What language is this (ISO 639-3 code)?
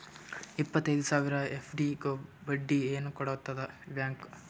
kan